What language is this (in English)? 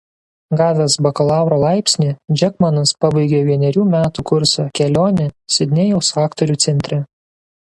Lithuanian